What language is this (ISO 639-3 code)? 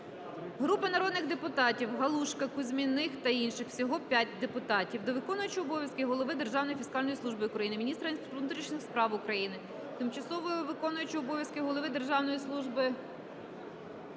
ukr